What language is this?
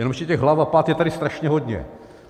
Czech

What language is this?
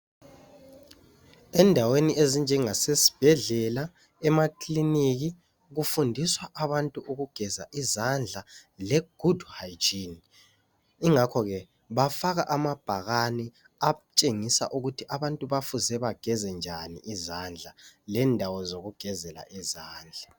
North Ndebele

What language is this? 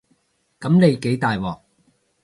Cantonese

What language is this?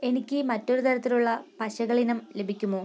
Malayalam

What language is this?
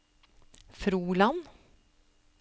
Norwegian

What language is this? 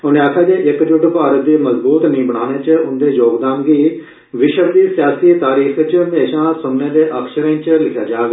Dogri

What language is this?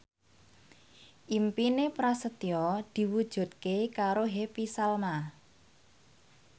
Javanese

